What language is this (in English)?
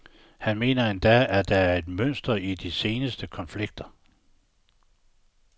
Danish